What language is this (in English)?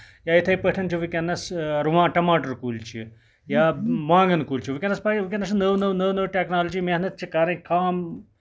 Kashmiri